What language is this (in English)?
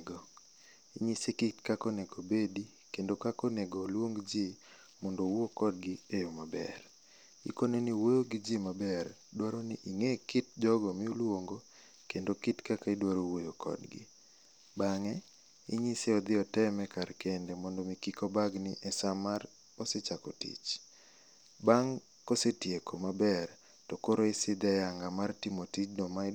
Luo (Kenya and Tanzania)